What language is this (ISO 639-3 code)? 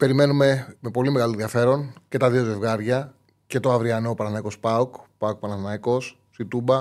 ell